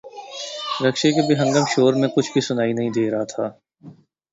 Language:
Urdu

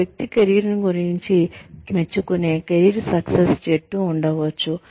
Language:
Telugu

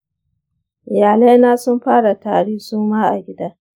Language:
Hausa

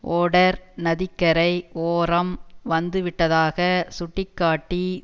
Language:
Tamil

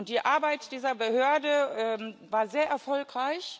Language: German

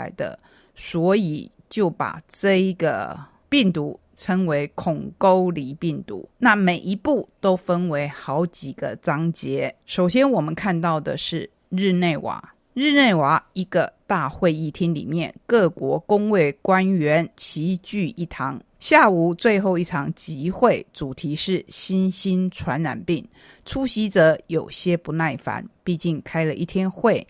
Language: Chinese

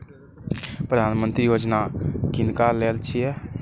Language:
Maithili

